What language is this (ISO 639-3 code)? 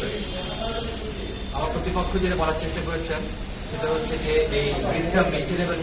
ron